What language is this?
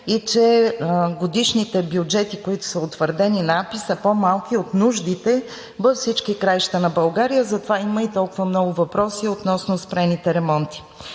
Bulgarian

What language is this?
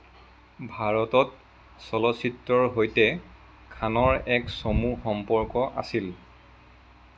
Assamese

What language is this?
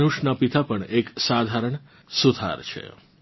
Gujarati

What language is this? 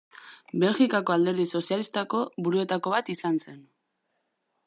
Basque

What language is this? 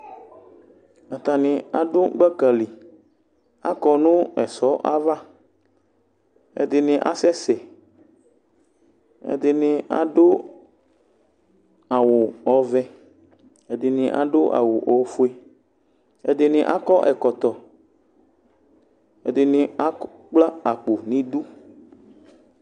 Ikposo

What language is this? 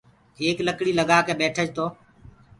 Gurgula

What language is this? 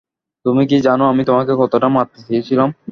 Bangla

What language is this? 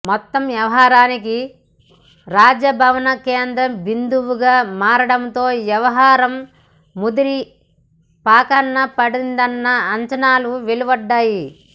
Telugu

